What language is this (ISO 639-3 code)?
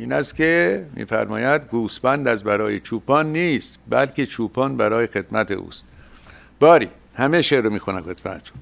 fas